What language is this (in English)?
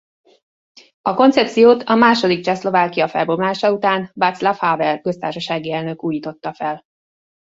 Hungarian